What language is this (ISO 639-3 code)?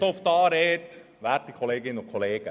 gsw